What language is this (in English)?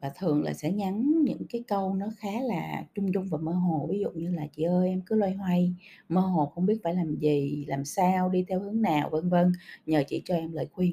Vietnamese